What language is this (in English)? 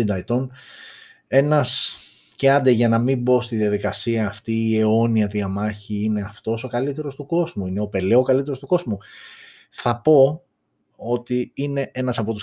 Greek